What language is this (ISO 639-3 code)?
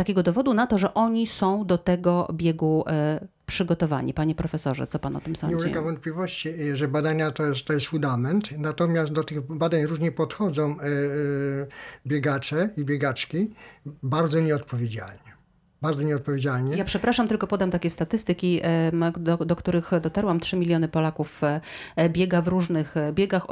pol